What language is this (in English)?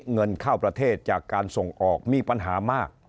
Thai